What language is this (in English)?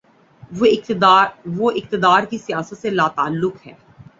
Urdu